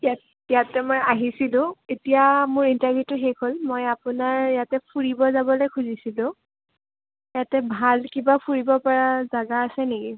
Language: Assamese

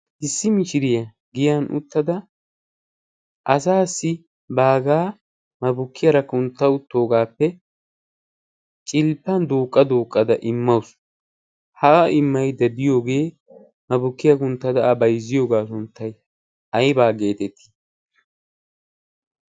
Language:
Wolaytta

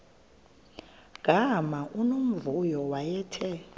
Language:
Xhosa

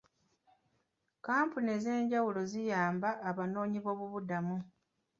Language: Ganda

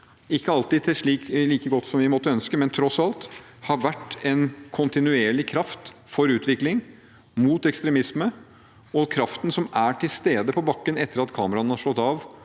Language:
Norwegian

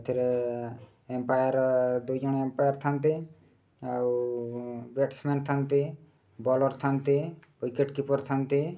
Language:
Odia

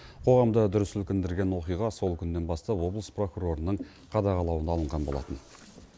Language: Kazakh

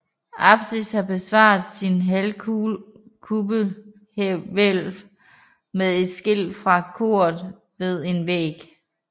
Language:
Danish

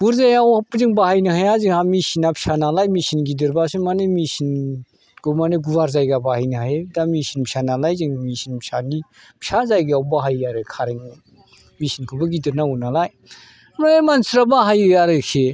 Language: Bodo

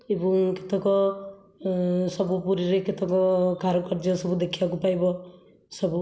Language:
Odia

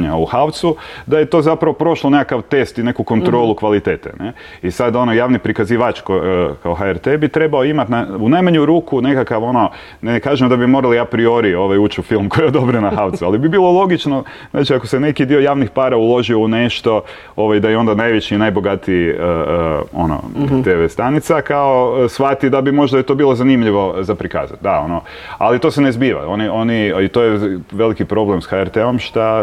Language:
Croatian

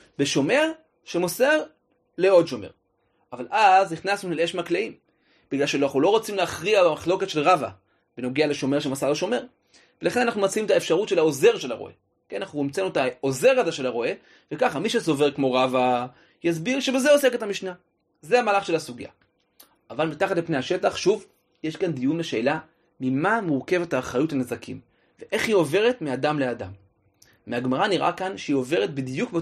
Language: Hebrew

